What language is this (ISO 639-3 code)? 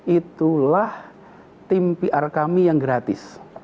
ind